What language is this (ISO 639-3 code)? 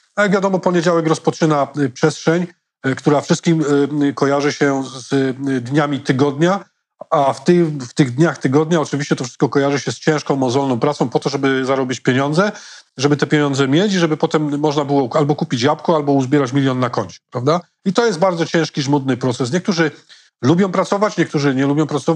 pol